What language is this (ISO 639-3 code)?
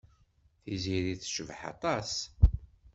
kab